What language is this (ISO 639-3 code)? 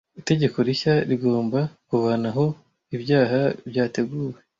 kin